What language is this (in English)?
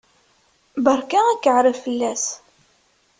Kabyle